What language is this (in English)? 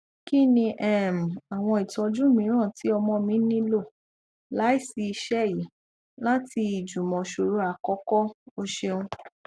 Yoruba